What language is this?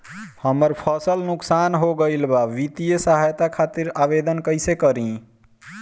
Bhojpuri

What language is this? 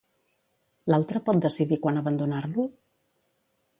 Catalan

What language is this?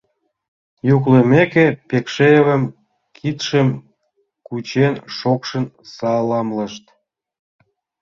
Mari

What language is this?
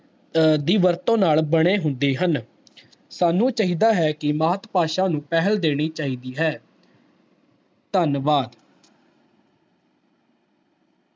Punjabi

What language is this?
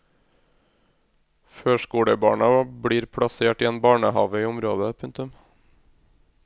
Norwegian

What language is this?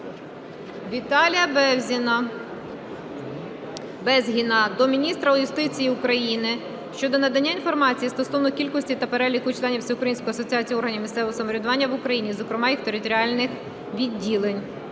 Ukrainian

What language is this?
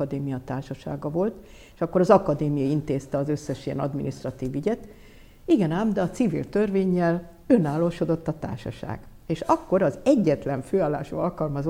Hungarian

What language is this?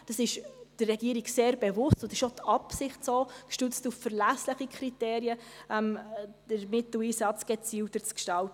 Swiss German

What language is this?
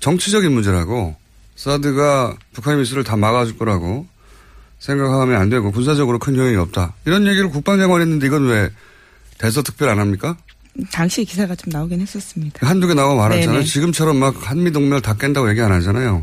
Korean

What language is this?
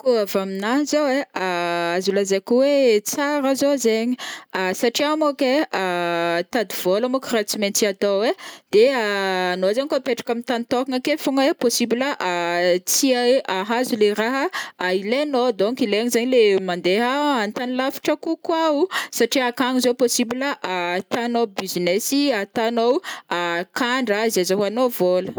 Northern Betsimisaraka Malagasy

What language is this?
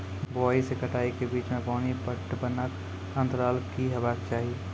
Maithili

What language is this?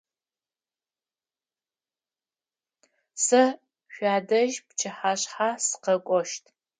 Adyghe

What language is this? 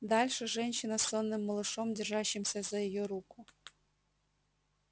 Russian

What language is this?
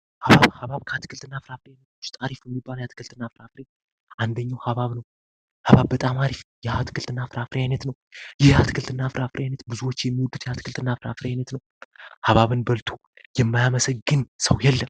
Amharic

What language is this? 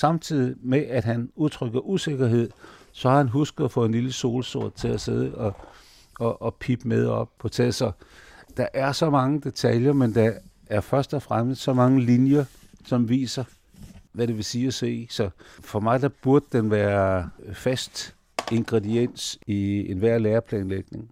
Danish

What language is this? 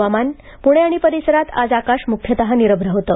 Marathi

